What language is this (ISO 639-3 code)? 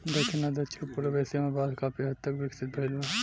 bho